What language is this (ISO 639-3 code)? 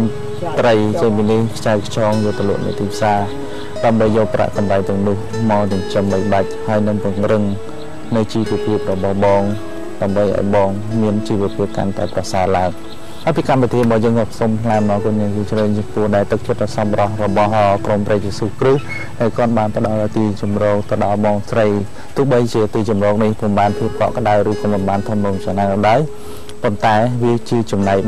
tha